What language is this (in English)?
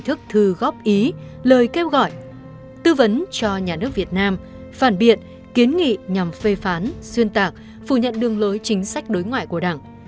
Vietnamese